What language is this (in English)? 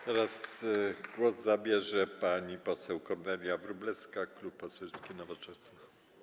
Polish